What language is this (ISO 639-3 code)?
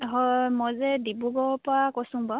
asm